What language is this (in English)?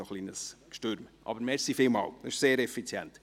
Swiss German